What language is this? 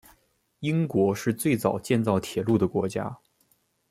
Chinese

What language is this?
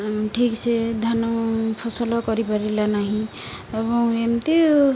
Odia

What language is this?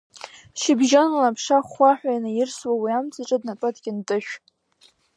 Abkhazian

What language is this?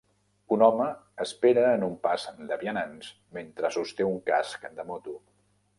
Catalan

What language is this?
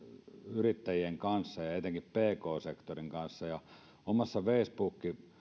Finnish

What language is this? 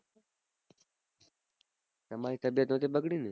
Gujarati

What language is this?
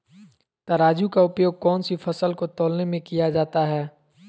Magahi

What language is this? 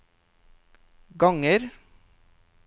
Norwegian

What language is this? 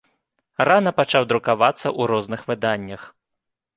Belarusian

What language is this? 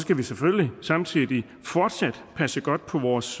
Danish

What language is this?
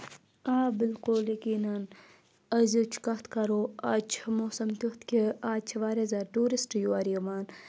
Kashmiri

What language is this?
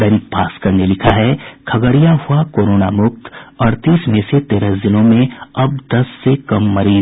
Hindi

